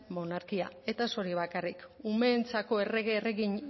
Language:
Basque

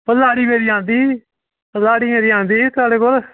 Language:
Dogri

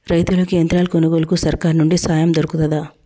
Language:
Telugu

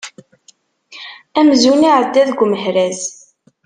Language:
Kabyle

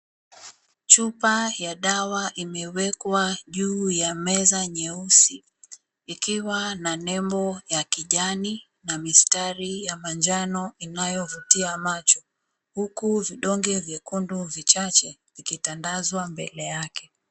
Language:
Swahili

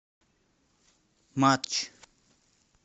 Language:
Russian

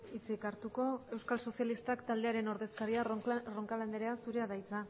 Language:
Basque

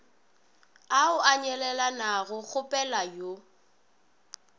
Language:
Northern Sotho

